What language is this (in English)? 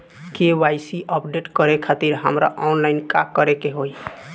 Bhojpuri